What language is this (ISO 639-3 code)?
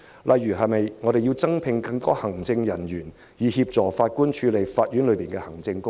yue